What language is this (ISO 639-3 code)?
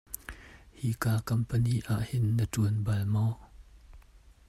cnh